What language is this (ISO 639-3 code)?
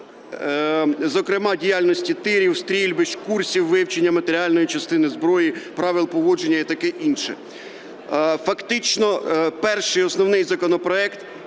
ukr